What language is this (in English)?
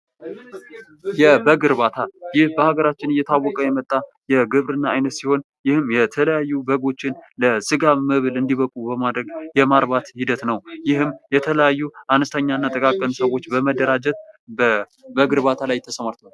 Amharic